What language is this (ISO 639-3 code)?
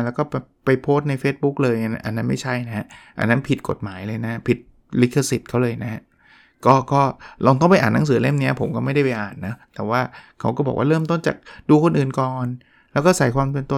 tha